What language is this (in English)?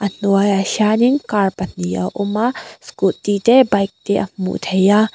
Mizo